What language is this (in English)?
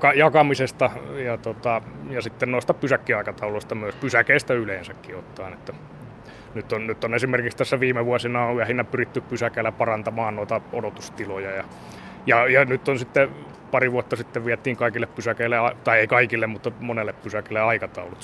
Finnish